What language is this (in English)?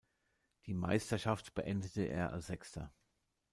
German